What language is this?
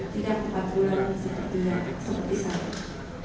Indonesian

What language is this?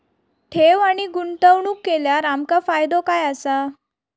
Marathi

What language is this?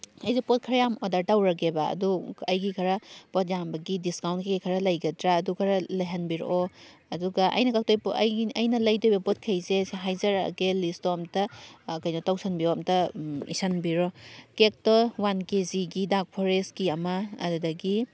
Manipuri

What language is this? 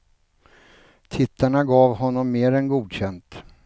Swedish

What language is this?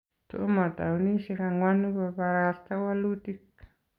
Kalenjin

